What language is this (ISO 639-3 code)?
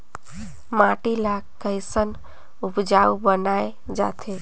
hne